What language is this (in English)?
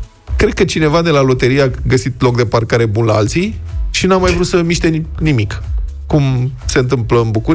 Romanian